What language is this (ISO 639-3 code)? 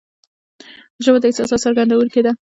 pus